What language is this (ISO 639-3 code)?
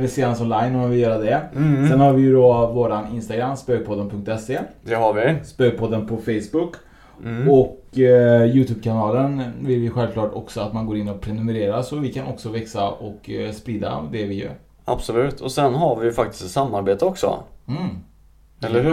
swe